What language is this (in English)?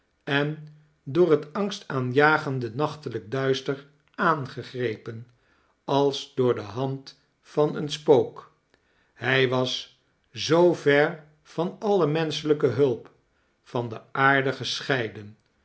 Dutch